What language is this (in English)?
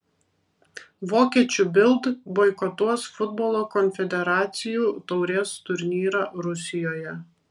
Lithuanian